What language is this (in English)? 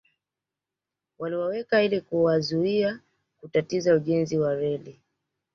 Swahili